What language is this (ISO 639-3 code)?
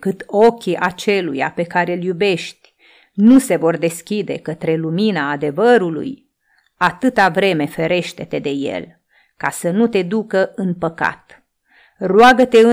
ron